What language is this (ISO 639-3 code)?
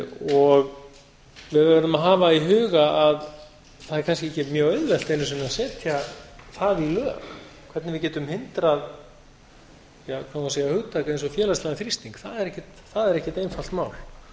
isl